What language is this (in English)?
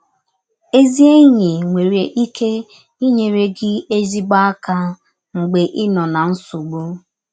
Igbo